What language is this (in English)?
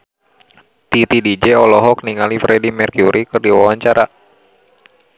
Sundanese